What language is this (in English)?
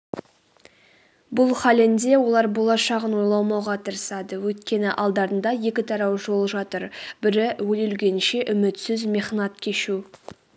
Kazakh